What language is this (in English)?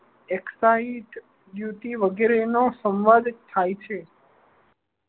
Gujarati